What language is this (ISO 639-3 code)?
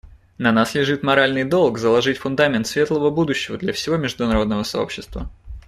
rus